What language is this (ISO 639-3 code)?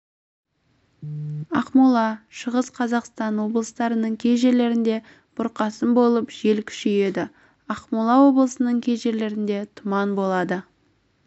kaz